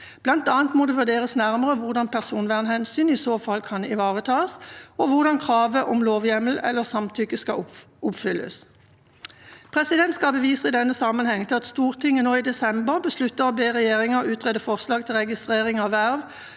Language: Norwegian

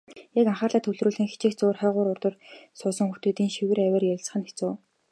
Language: Mongolian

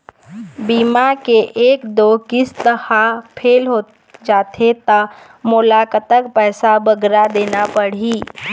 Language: Chhattisgarhi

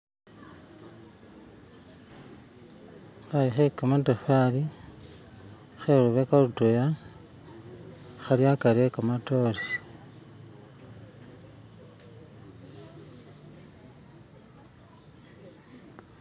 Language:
Masaaba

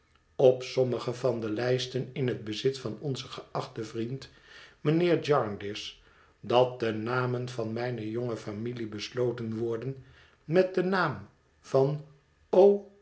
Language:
Dutch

